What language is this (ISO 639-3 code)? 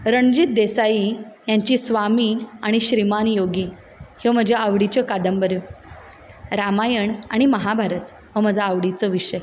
kok